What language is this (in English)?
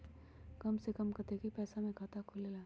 Magahi